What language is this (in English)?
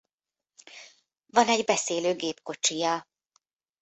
Hungarian